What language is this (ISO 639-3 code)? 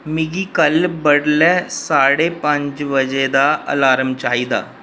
doi